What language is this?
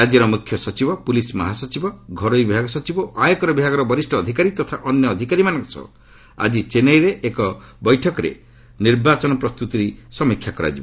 Odia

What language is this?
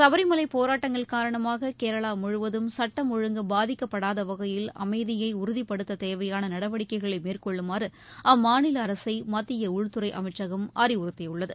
Tamil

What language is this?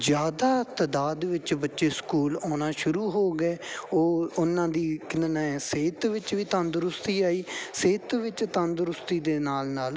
Punjabi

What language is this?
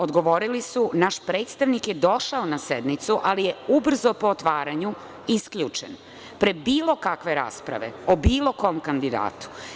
Serbian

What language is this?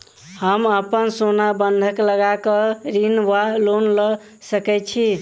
Maithili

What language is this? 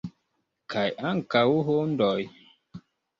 Esperanto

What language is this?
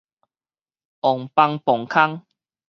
Min Nan Chinese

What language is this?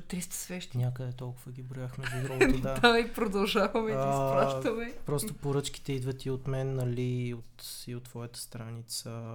Bulgarian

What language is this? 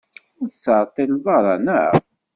Kabyle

